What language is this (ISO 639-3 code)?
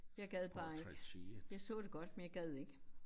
dan